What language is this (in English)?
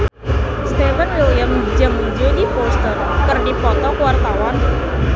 Sundanese